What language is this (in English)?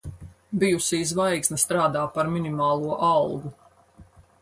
Latvian